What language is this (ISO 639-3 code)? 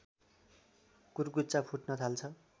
nep